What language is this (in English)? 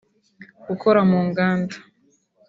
Kinyarwanda